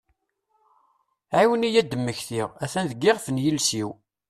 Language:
Kabyle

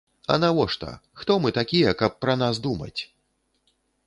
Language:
Belarusian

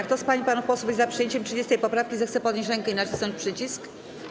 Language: Polish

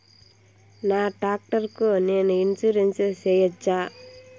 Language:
Telugu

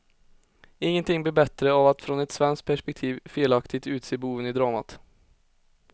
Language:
Swedish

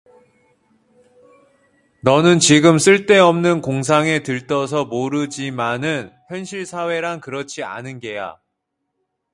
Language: Korean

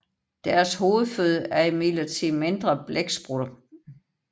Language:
Danish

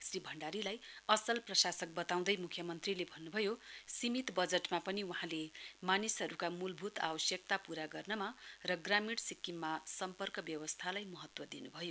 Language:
Nepali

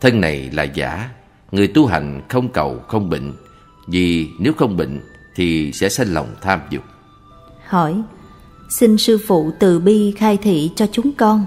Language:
Vietnamese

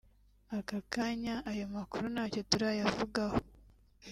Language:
Kinyarwanda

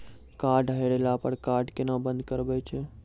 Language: Maithili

